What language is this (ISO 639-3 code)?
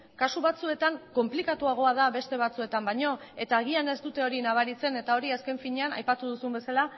eus